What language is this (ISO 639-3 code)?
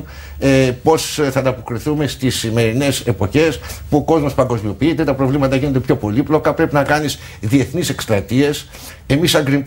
ell